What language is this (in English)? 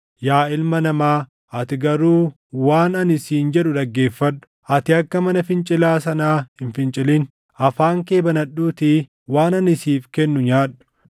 Oromo